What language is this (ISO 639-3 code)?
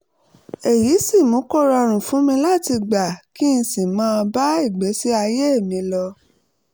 yor